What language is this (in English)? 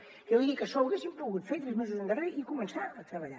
Catalan